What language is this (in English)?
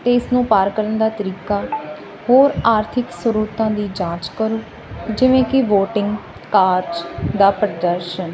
Punjabi